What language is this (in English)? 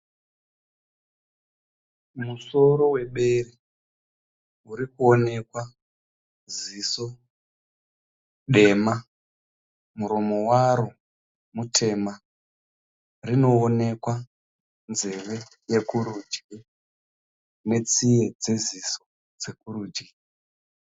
Shona